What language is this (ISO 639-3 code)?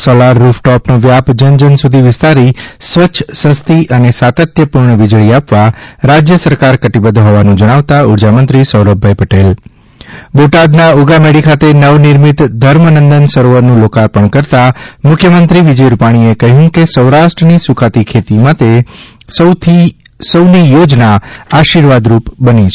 guj